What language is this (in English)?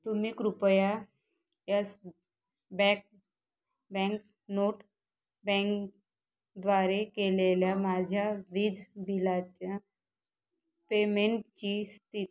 Marathi